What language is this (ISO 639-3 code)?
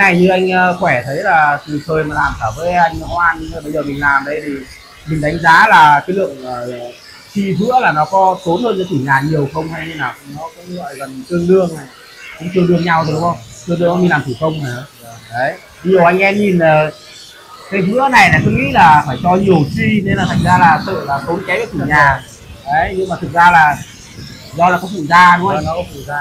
vie